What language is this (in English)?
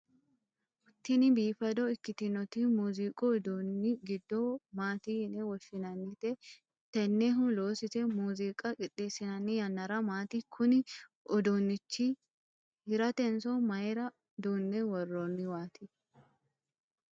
Sidamo